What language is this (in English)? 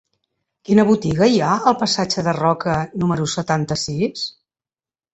Catalan